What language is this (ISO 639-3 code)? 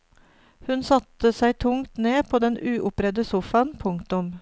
nor